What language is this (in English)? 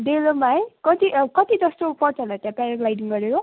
Nepali